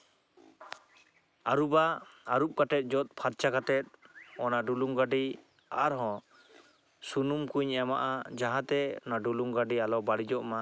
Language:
Santali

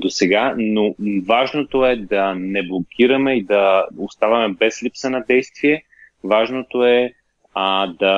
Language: Bulgarian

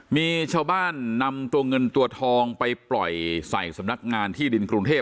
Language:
Thai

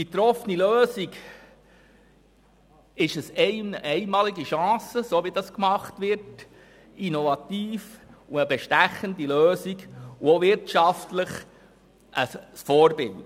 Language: Swiss German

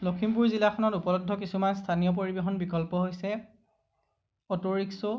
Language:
Assamese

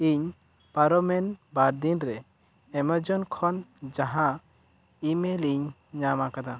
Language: Santali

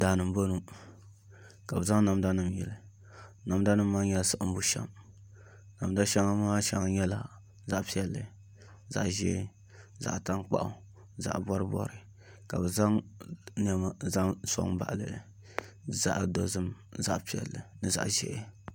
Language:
Dagbani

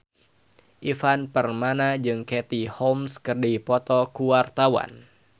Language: Sundanese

